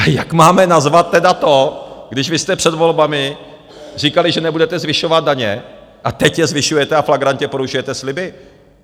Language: Czech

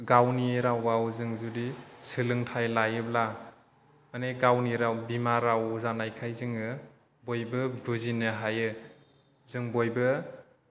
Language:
Bodo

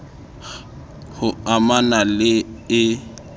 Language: Southern Sotho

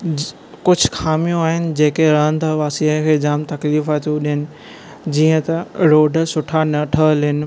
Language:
Sindhi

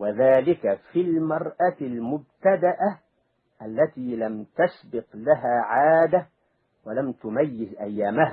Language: Arabic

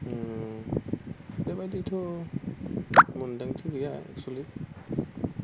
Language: Bodo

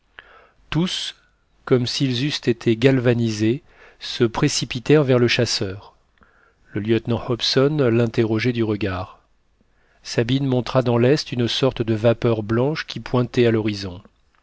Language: French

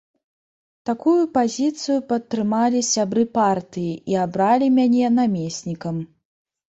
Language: Belarusian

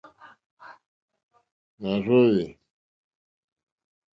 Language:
Mokpwe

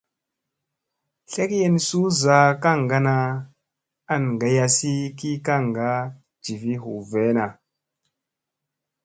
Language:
Musey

